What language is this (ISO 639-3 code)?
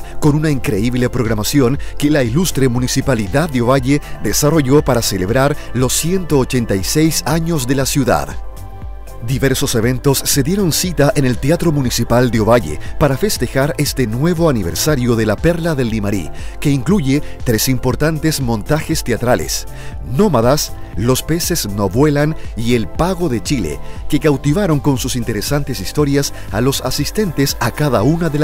spa